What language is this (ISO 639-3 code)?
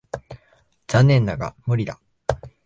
jpn